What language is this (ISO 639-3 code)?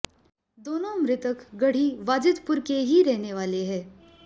hin